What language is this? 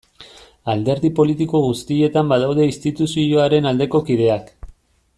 Basque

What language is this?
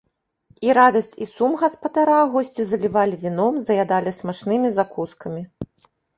Belarusian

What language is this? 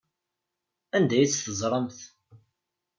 Kabyle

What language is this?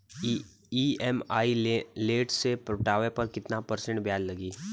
Bhojpuri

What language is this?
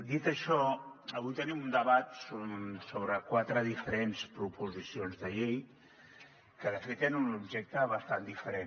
Catalan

